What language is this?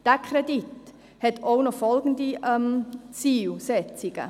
Swiss German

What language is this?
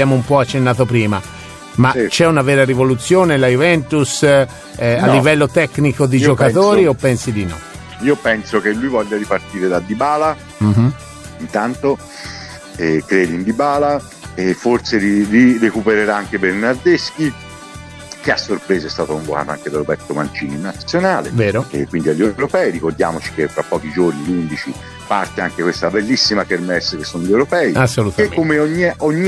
Italian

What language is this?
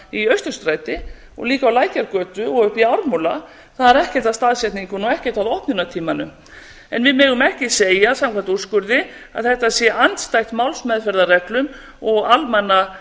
Icelandic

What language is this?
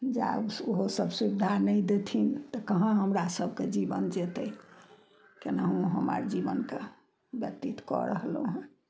Maithili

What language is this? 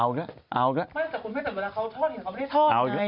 Thai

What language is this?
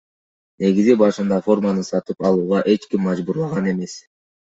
Kyrgyz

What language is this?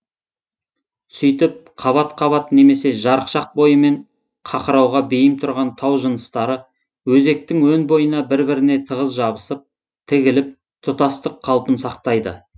Kazakh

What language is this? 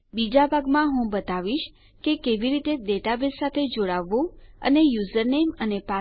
Gujarati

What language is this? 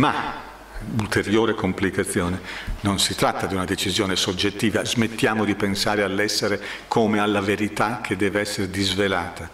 Italian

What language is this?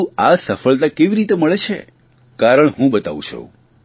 Gujarati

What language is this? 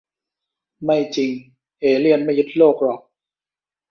Thai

